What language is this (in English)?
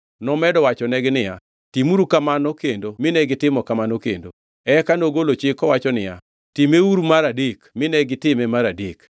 Luo (Kenya and Tanzania)